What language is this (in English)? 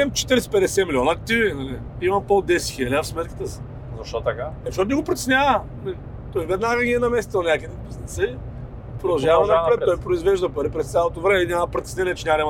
Bulgarian